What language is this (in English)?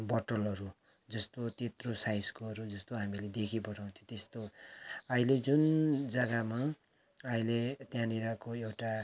Nepali